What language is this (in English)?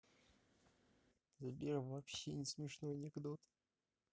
Russian